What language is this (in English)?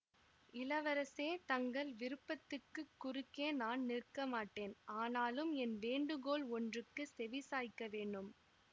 Tamil